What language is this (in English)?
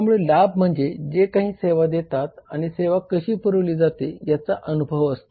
Marathi